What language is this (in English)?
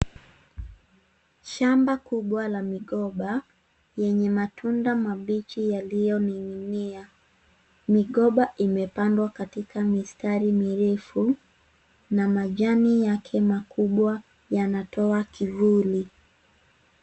Swahili